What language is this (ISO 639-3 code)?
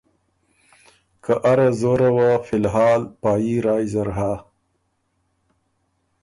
oru